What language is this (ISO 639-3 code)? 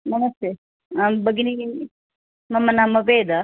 san